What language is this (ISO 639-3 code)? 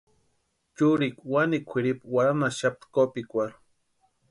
pua